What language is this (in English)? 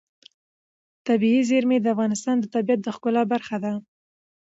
Pashto